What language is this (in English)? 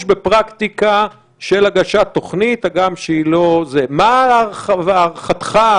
Hebrew